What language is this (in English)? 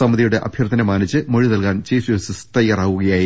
Malayalam